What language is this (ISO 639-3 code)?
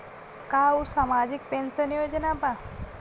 bho